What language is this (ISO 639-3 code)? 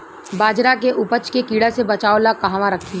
bho